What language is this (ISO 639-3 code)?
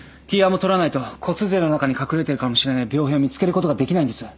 jpn